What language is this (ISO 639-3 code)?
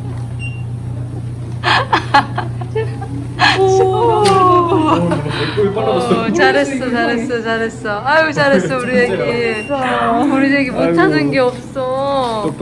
kor